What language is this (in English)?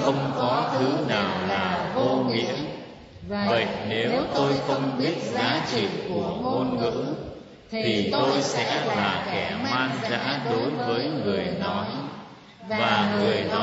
Vietnamese